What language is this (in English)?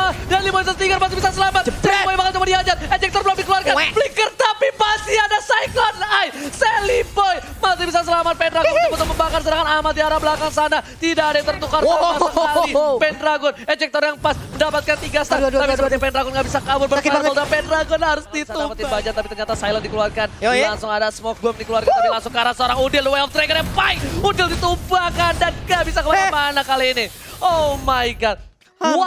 Indonesian